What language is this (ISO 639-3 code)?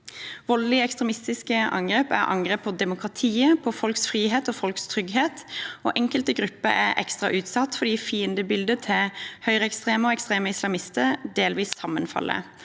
nor